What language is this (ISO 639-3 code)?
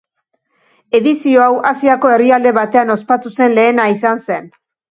eus